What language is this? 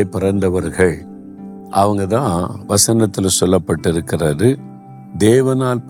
Tamil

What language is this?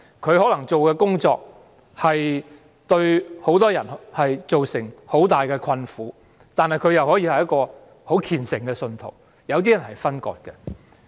Cantonese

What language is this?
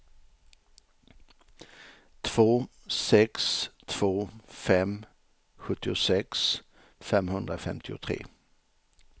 Swedish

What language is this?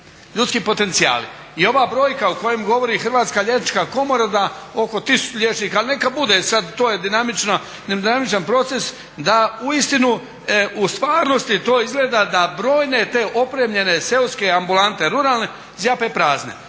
Croatian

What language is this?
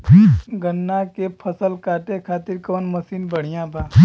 Bhojpuri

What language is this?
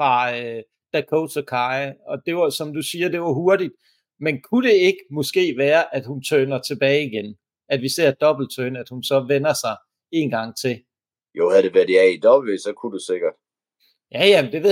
Danish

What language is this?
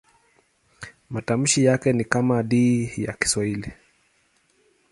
Swahili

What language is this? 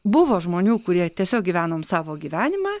Lithuanian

